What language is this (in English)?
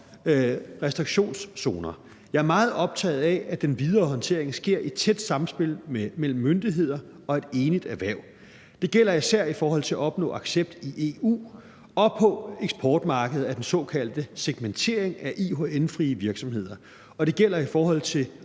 Danish